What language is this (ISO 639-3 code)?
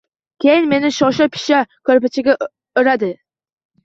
uzb